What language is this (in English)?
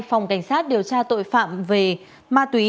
Vietnamese